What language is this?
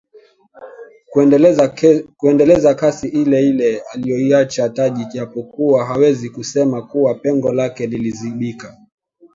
Swahili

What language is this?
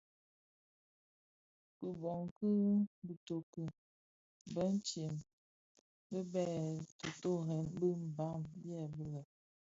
Bafia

